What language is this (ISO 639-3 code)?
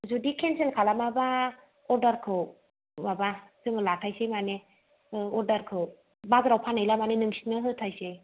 brx